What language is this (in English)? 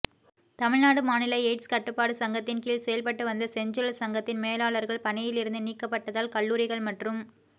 Tamil